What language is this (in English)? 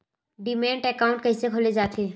Chhattisgarhi